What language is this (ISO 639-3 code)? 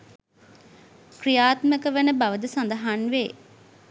sin